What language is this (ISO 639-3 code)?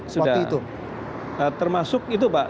ind